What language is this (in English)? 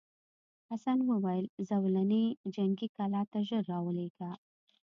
Pashto